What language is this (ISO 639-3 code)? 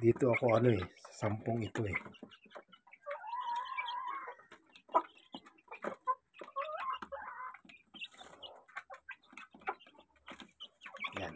fil